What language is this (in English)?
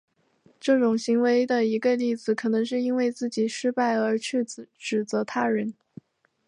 Chinese